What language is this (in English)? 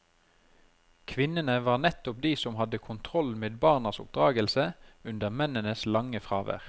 Norwegian